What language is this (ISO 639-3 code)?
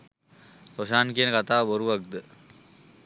sin